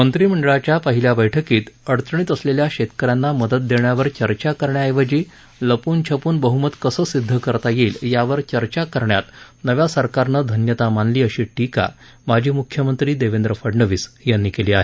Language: Marathi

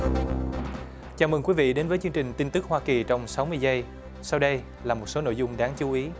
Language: Vietnamese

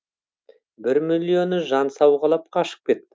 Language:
Kazakh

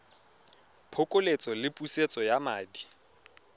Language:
Tswana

